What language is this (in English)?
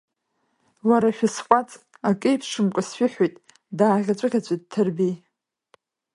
Abkhazian